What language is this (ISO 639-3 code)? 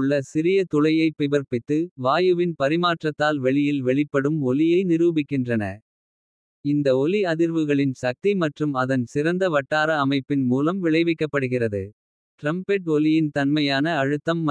kfe